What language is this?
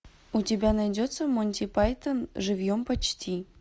Russian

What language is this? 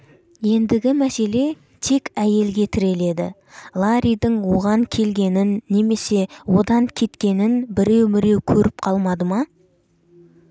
Kazakh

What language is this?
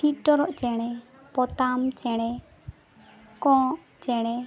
Santali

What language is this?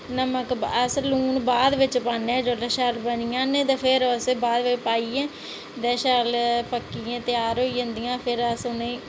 Dogri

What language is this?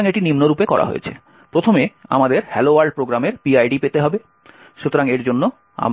Bangla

